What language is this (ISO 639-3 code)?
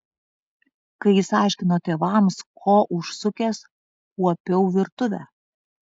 lit